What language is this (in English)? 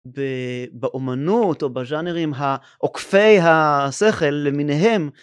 Hebrew